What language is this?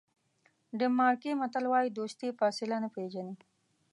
Pashto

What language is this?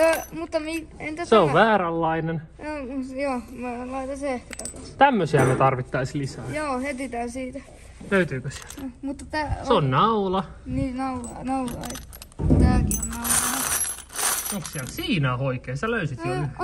Finnish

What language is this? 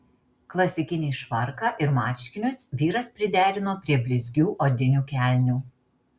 Lithuanian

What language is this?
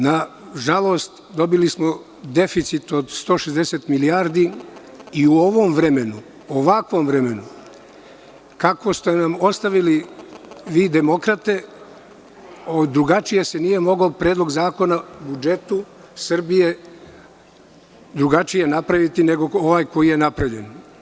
Serbian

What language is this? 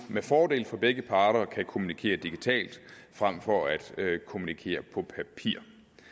Danish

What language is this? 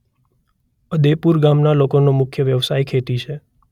Gujarati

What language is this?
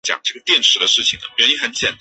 Chinese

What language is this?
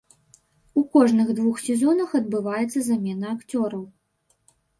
Belarusian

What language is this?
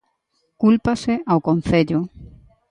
Galician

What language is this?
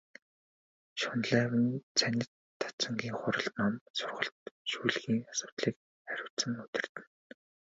Mongolian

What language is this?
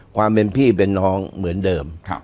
Thai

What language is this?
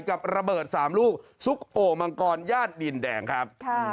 Thai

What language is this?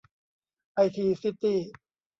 Thai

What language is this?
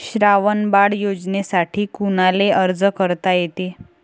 Marathi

